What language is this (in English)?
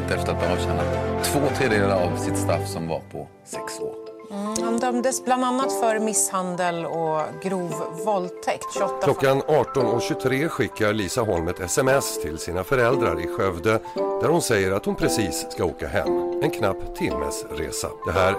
Swedish